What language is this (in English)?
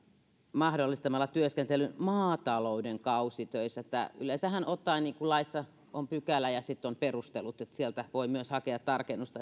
Finnish